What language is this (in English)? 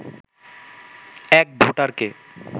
Bangla